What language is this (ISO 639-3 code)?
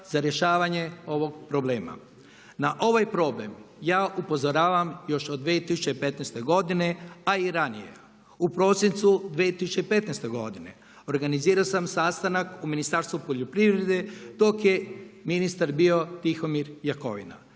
hrv